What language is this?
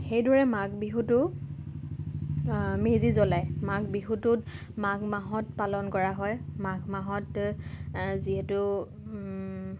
Assamese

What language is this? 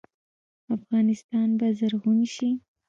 Pashto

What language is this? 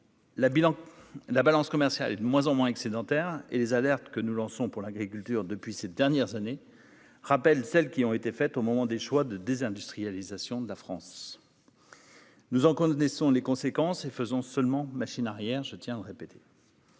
French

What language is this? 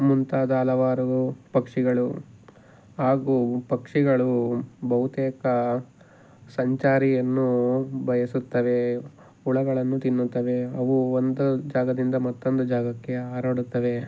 Kannada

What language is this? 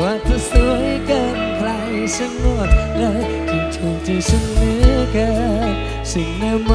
Thai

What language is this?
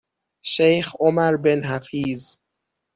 Persian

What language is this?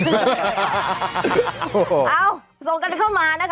Thai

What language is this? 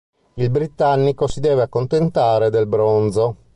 Italian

